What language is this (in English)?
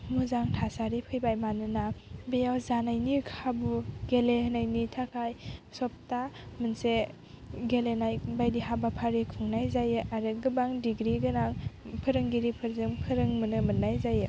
Bodo